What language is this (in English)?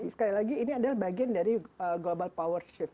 Indonesian